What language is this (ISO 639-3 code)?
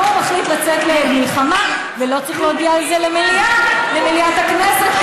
heb